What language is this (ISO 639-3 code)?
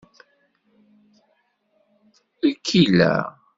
kab